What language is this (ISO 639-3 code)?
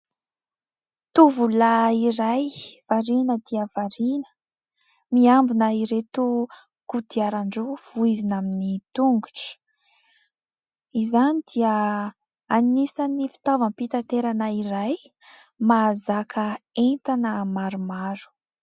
mlg